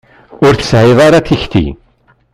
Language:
Kabyle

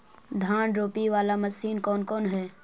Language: Magahi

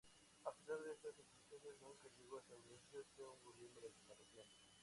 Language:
Spanish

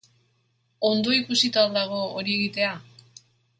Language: Basque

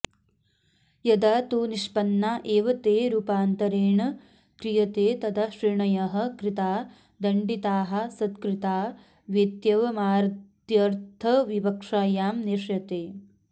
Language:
Sanskrit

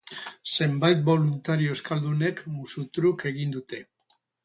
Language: Basque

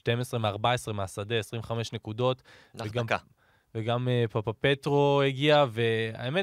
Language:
Hebrew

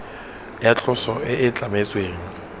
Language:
Tswana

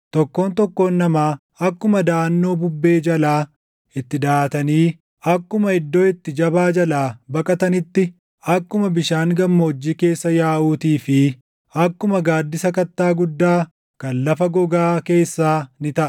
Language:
Oromo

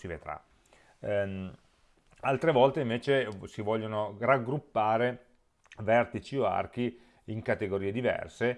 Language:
Italian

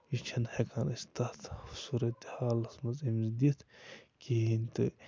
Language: Kashmiri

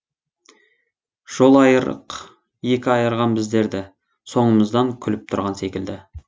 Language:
Kazakh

